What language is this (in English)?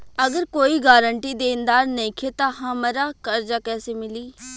Bhojpuri